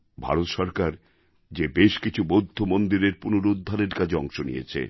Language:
Bangla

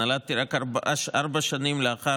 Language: Hebrew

